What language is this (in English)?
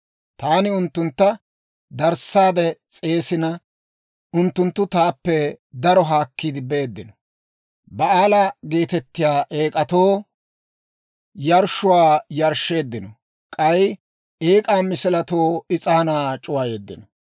Dawro